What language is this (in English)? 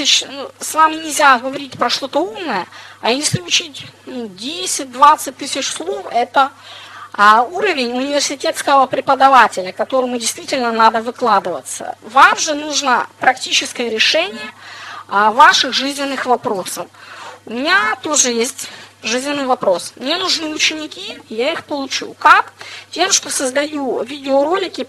Russian